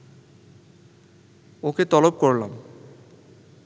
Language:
Bangla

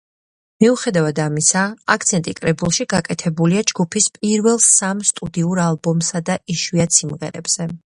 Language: Georgian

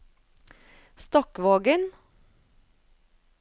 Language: Norwegian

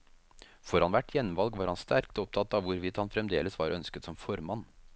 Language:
Norwegian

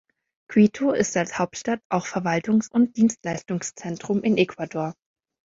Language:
German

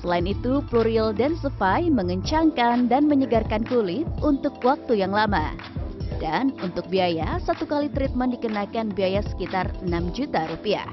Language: Indonesian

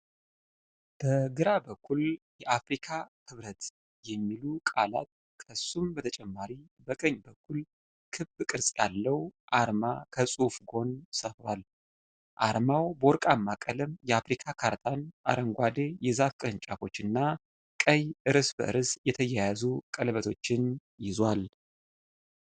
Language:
Amharic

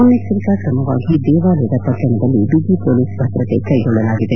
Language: Kannada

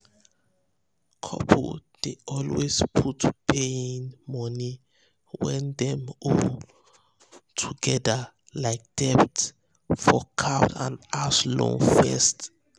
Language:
Nigerian Pidgin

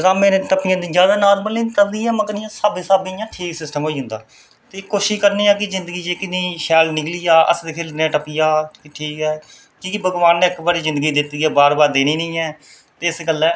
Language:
Dogri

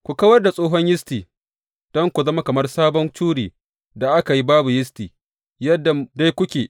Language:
Hausa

